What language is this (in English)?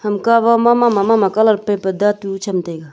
Wancho Naga